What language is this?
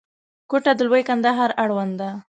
Pashto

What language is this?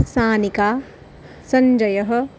Sanskrit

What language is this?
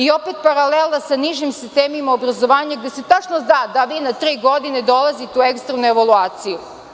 Serbian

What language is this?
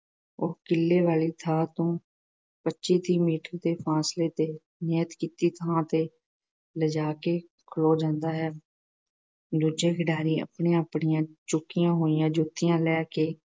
Punjabi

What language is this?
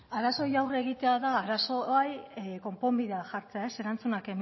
Basque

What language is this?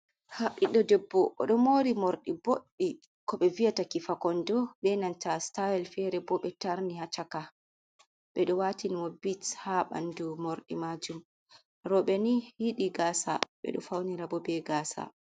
Fula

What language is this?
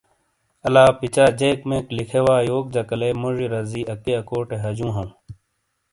Shina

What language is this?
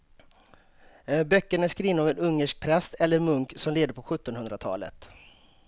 Swedish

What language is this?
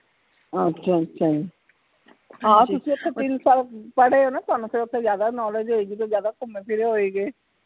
Punjabi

